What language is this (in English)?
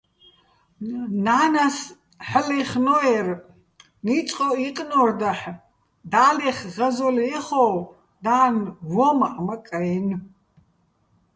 Bats